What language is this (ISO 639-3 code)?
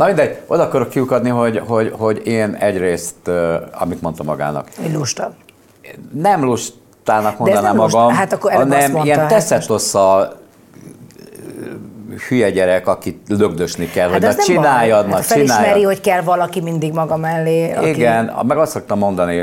hun